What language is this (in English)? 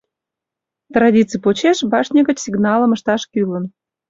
Mari